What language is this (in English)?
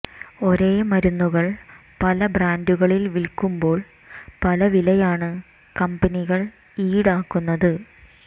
Malayalam